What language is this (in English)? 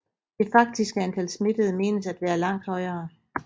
Danish